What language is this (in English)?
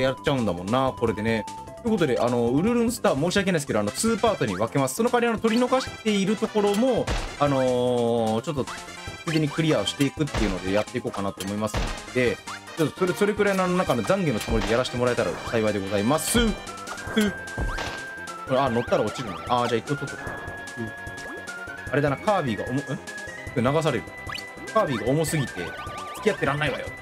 Japanese